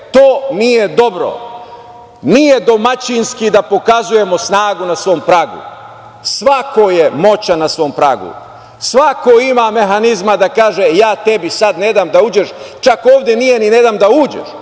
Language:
Serbian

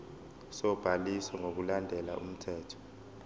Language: Zulu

